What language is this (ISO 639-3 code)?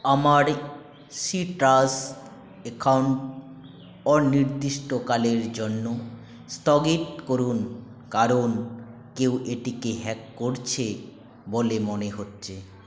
ben